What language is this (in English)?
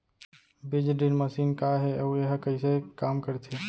Chhattisgarhi